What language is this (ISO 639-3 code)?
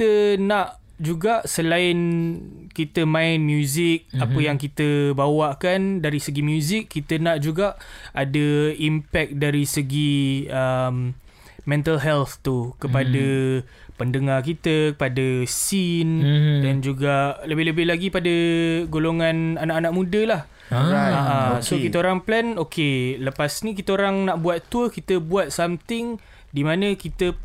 msa